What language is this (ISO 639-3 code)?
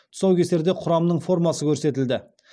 kaz